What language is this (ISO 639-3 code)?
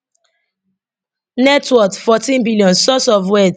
pcm